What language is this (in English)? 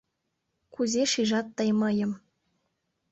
Mari